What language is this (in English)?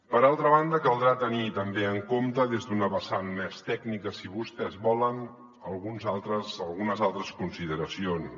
Catalan